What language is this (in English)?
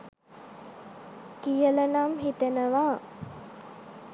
Sinhala